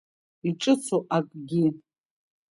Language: Abkhazian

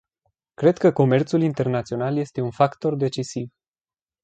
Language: Romanian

